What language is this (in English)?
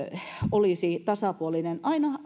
Finnish